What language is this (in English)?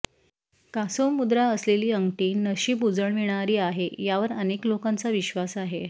Marathi